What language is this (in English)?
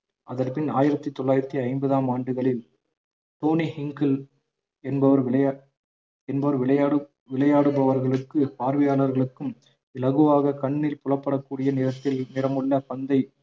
Tamil